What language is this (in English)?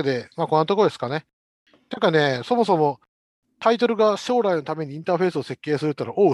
Japanese